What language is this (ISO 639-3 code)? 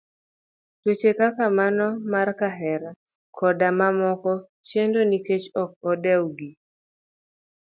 luo